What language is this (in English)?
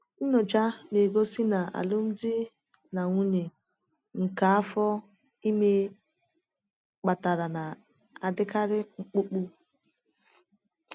Igbo